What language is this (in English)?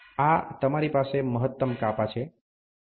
Gujarati